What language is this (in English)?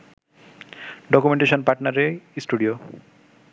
Bangla